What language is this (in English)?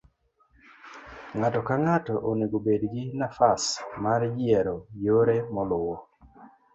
Luo (Kenya and Tanzania)